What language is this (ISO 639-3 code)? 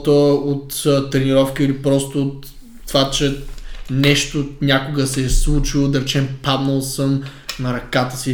bul